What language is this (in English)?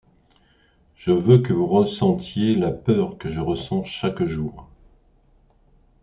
French